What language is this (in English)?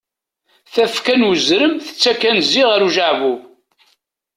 Kabyle